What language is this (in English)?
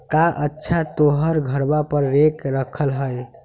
Magahi